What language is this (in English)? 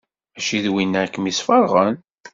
Kabyle